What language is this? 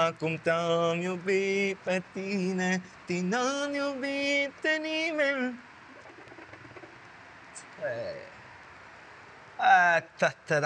Romanian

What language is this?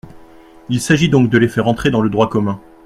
French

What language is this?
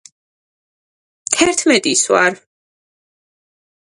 Georgian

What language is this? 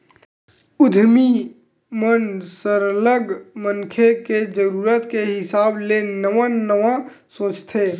Chhattisgarhi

